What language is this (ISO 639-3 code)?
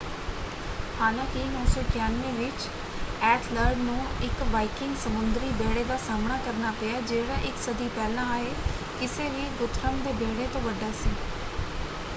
pan